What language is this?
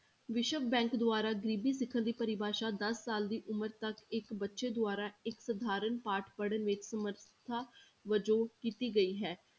Punjabi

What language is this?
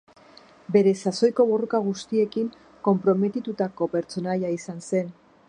Basque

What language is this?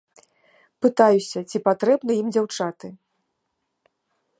Belarusian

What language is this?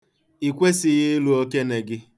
Igbo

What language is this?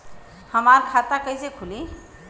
Bhojpuri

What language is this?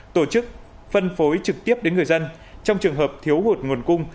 Vietnamese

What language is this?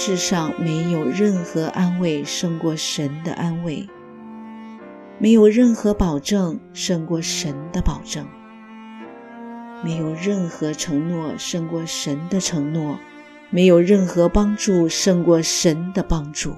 Chinese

